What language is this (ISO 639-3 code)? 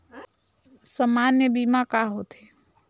hne